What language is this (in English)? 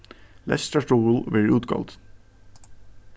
Faroese